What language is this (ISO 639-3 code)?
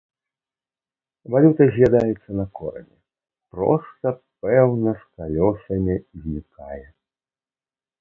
bel